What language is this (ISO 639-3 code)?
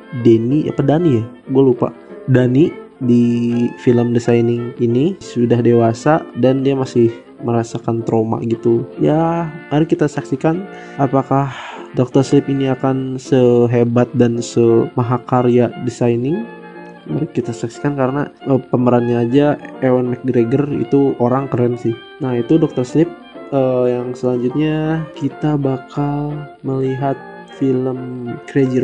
ind